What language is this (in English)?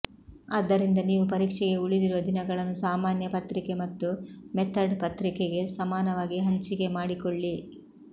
Kannada